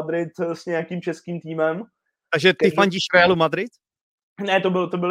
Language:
Czech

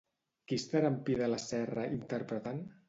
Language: Catalan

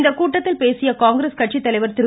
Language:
Tamil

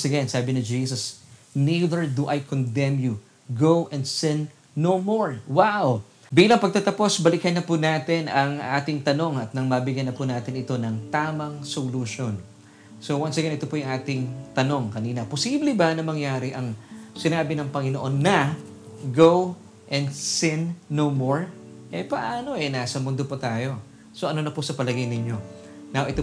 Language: Filipino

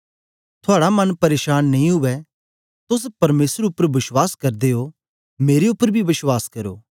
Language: Dogri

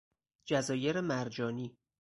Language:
Persian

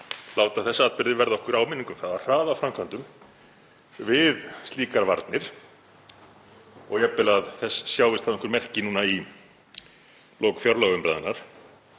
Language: Icelandic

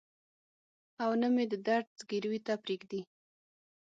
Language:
Pashto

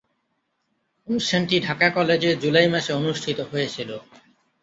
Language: Bangla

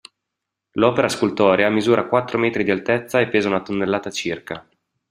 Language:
Italian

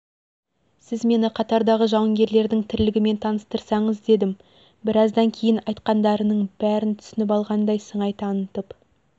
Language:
Kazakh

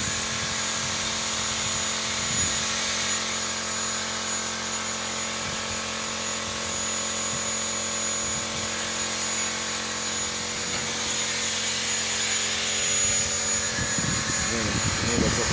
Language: Indonesian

